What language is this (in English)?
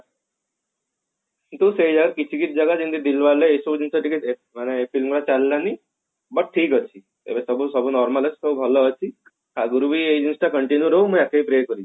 Odia